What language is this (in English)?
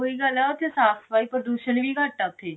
Punjabi